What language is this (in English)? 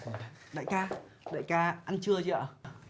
Vietnamese